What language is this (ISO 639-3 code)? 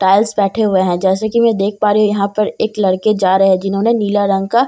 hin